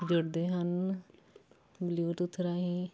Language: Punjabi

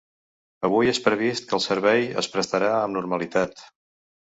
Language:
Catalan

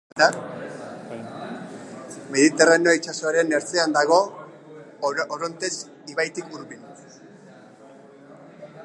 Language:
Basque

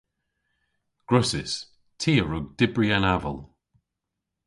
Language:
Cornish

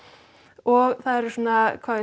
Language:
Icelandic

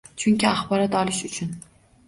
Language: Uzbek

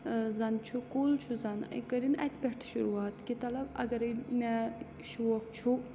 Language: Kashmiri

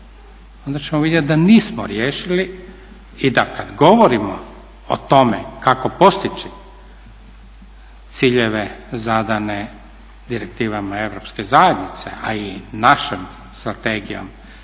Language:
Croatian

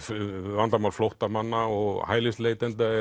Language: Icelandic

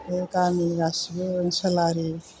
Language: Bodo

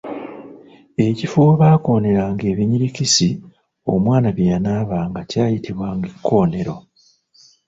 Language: Ganda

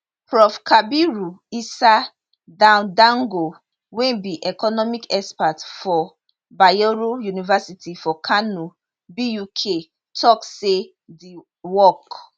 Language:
Nigerian Pidgin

